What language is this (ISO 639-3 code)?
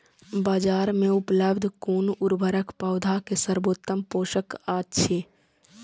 mai